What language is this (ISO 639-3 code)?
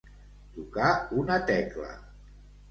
cat